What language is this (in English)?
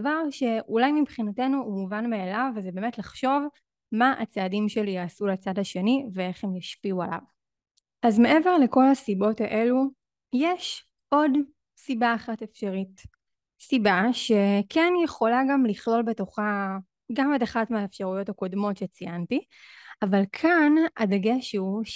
Hebrew